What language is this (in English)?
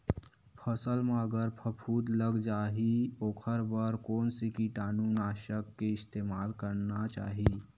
Chhattisgarhi